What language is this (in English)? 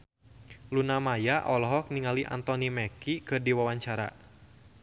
Sundanese